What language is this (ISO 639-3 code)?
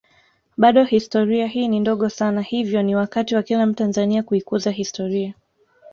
swa